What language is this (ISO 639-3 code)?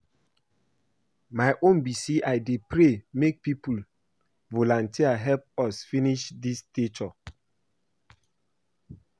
pcm